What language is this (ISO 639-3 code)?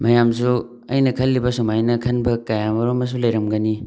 mni